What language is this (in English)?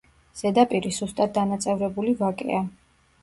Georgian